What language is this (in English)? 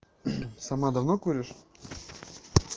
Russian